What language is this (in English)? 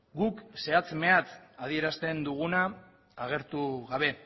Basque